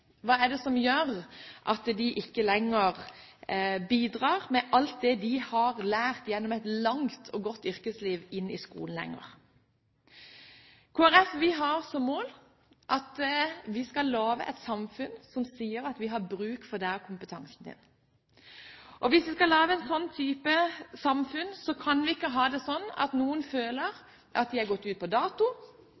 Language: Norwegian Bokmål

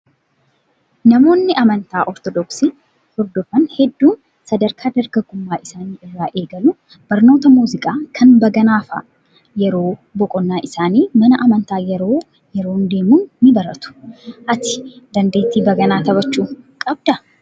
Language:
Oromo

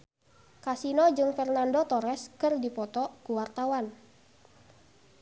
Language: Sundanese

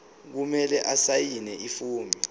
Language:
Zulu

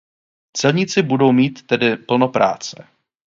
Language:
Czech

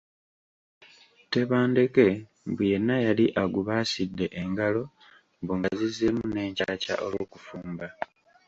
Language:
Ganda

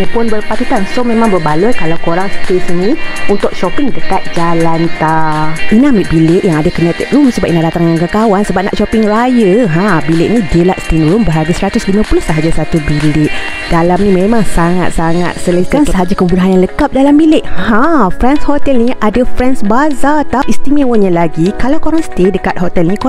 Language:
Malay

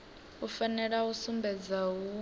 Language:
Venda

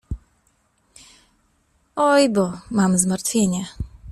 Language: Polish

